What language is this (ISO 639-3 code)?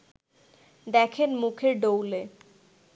ben